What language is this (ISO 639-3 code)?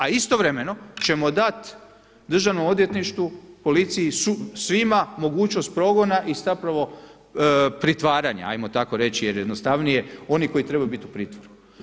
hrv